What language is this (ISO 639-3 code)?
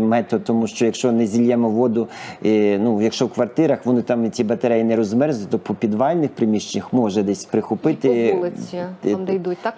ukr